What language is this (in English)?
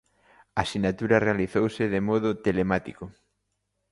Galician